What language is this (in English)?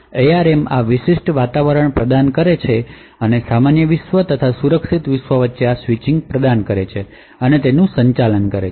Gujarati